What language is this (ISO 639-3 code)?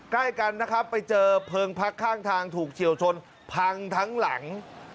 tha